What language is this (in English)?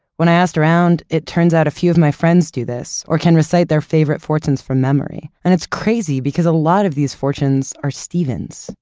English